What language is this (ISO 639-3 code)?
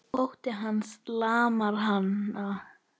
isl